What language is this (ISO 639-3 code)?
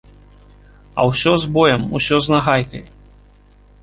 bel